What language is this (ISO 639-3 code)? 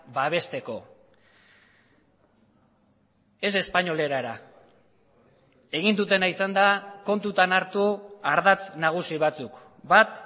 eus